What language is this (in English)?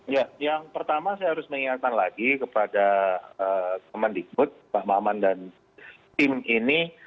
Indonesian